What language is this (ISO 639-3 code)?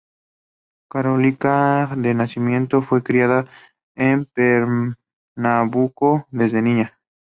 spa